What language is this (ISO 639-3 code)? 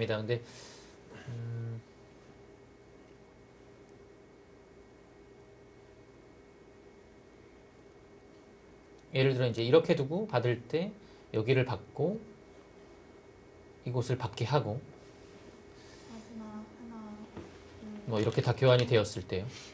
kor